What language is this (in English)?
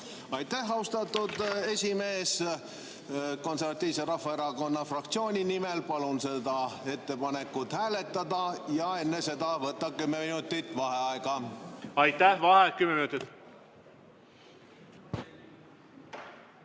Estonian